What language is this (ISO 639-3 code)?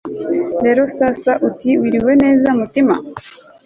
kin